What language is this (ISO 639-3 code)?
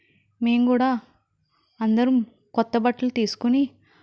tel